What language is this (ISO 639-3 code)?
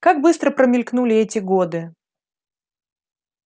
rus